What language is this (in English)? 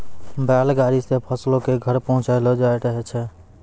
Maithili